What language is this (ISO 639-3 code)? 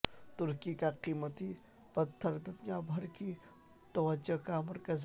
urd